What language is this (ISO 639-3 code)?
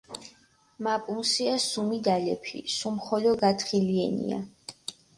xmf